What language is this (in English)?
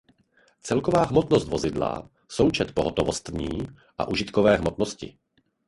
Czech